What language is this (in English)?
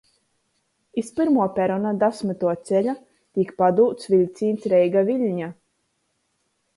Latgalian